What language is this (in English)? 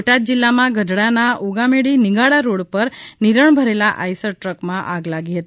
Gujarati